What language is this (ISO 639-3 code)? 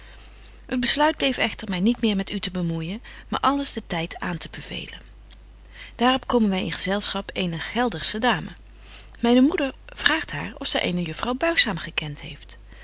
nld